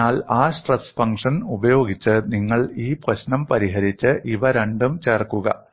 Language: Malayalam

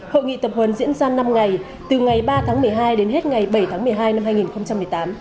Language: Vietnamese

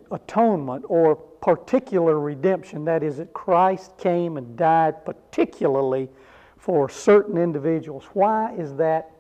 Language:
English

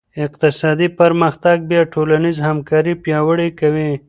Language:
Pashto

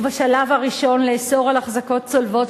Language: Hebrew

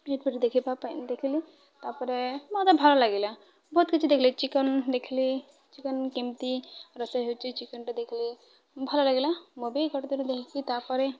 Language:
Odia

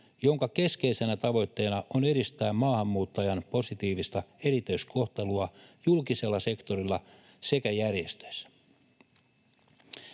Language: Finnish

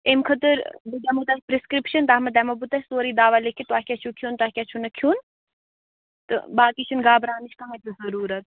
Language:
Kashmiri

